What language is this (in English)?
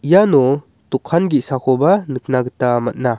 Garo